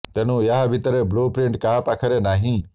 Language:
Odia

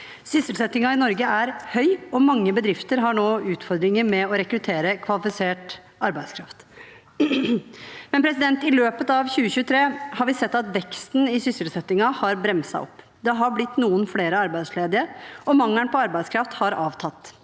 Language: Norwegian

